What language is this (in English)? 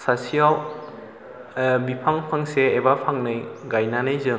Bodo